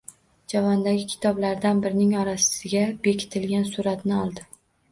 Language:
Uzbek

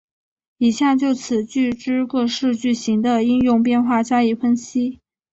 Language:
Chinese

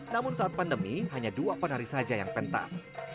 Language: Indonesian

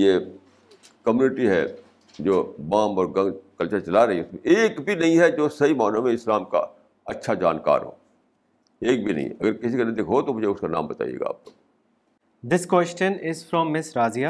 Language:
Urdu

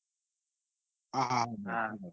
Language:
Gujarati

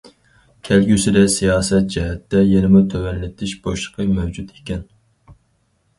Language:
Uyghur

